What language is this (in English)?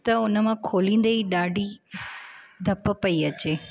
Sindhi